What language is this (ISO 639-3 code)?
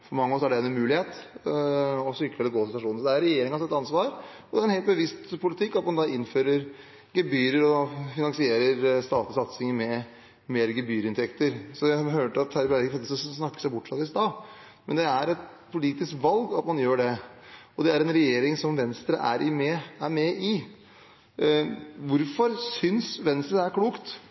nob